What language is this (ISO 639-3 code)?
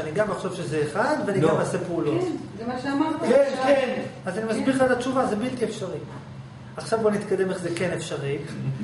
heb